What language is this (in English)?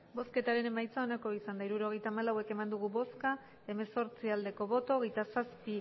Basque